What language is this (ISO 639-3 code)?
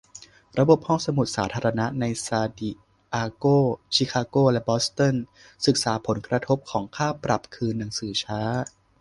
tha